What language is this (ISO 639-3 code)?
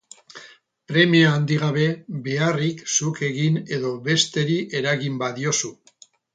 eus